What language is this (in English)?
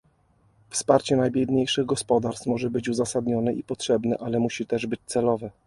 Polish